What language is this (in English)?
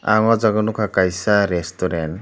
Kok Borok